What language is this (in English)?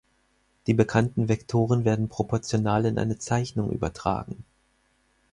German